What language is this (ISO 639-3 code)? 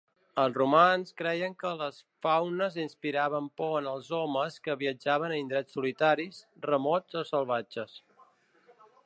cat